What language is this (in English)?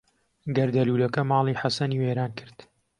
Central Kurdish